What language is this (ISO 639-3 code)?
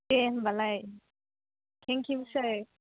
brx